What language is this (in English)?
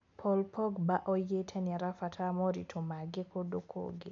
Kikuyu